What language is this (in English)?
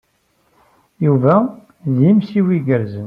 Kabyle